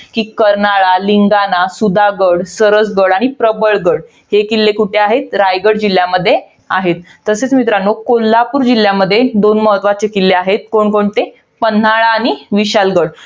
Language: Marathi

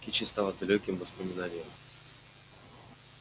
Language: Russian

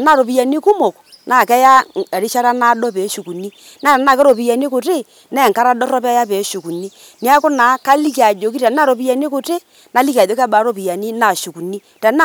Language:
Masai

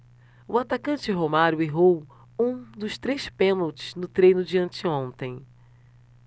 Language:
Portuguese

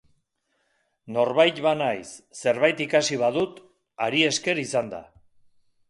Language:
Basque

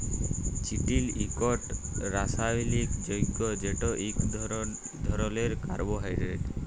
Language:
Bangla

